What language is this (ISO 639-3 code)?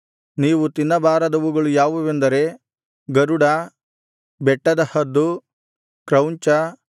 kan